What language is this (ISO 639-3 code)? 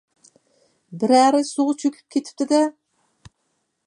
uig